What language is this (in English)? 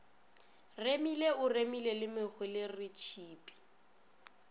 Northern Sotho